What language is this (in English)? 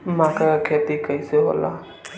Bhojpuri